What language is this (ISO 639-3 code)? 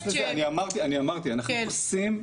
heb